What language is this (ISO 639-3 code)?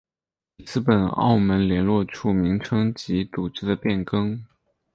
zho